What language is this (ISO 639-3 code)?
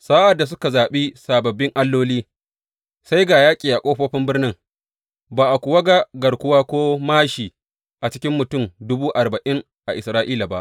hau